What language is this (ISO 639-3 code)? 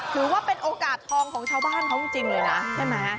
tha